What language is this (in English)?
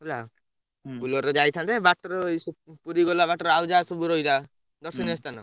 Odia